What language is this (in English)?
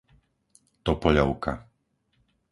Slovak